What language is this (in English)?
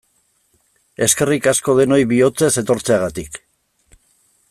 Basque